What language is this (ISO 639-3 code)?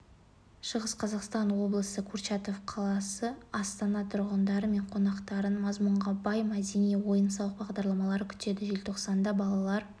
kaz